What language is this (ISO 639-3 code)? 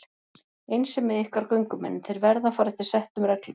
isl